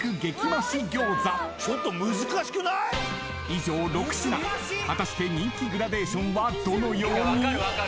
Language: Japanese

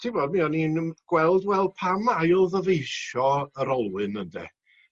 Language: Welsh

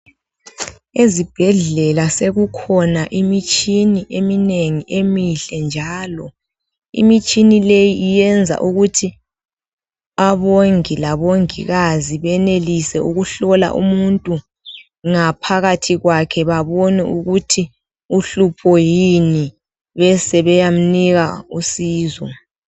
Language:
North Ndebele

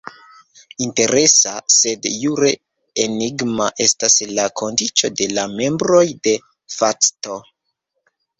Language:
Esperanto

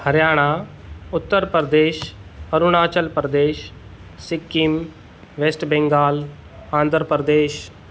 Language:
Sindhi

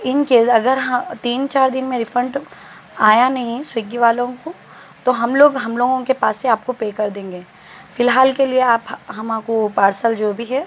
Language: Urdu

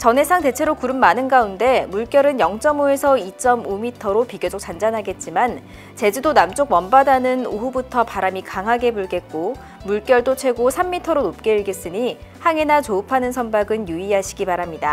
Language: Korean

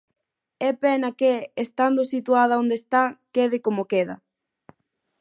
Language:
Galician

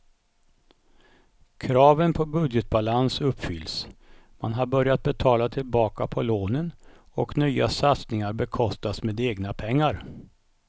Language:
Swedish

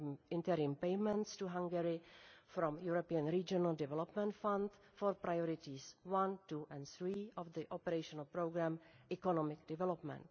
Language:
English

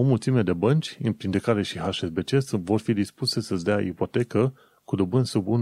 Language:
Romanian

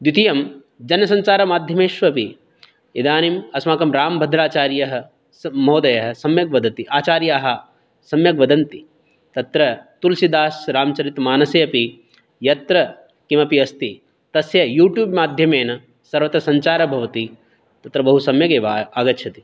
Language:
Sanskrit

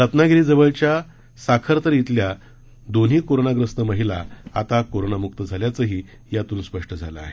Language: Marathi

